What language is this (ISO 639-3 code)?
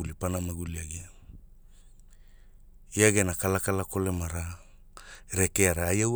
hul